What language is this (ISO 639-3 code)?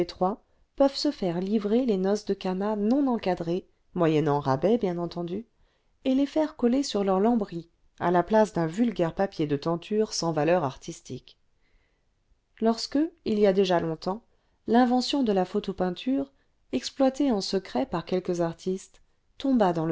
fra